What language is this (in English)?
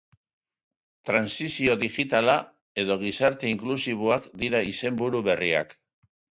Basque